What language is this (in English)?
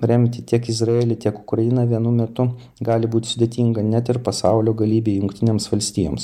Lithuanian